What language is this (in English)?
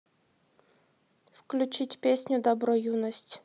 Russian